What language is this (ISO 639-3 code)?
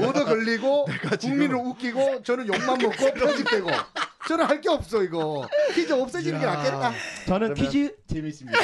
kor